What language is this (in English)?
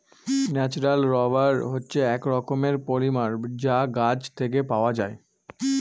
Bangla